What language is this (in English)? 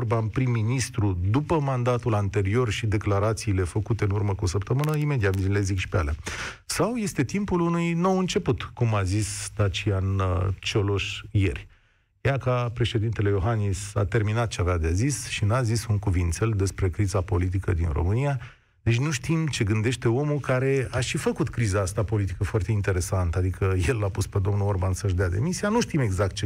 Romanian